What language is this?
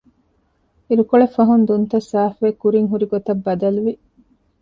Divehi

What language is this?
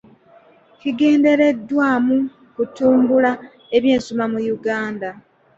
Ganda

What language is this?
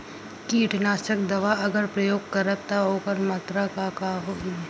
Bhojpuri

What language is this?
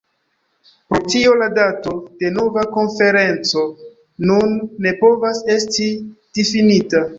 Esperanto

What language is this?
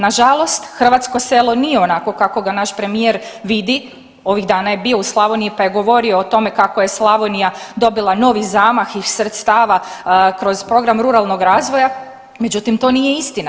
Croatian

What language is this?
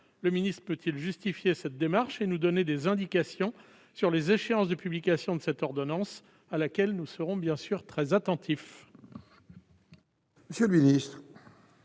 French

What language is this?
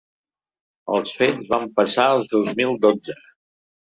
Catalan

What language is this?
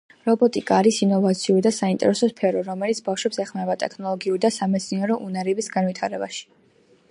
Georgian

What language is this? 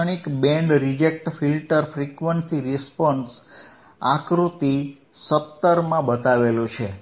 Gujarati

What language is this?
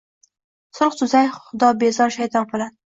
Uzbek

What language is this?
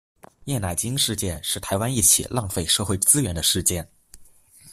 Chinese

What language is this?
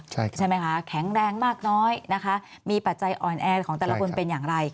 Thai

